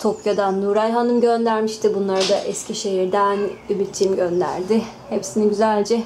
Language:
Turkish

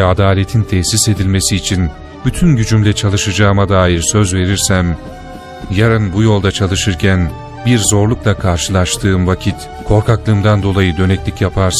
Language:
Turkish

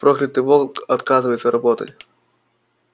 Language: Russian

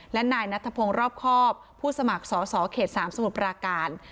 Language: Thai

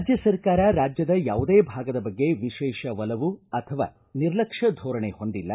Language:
Kannada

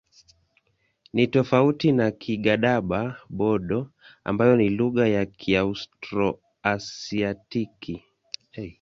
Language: Swahili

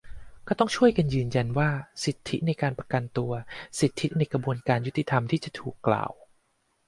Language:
Thai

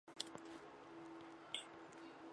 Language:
Chinese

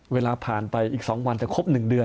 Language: Thai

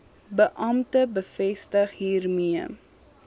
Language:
Afrikaans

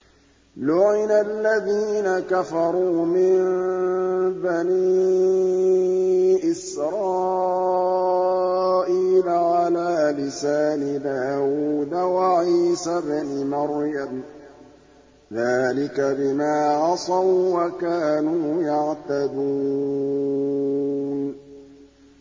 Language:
Arabic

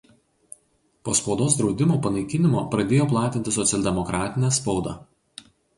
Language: Lithuanian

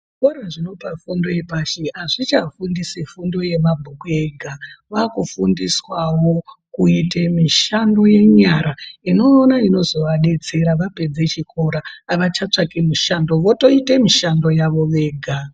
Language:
Ndau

